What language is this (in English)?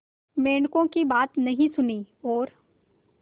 Hindi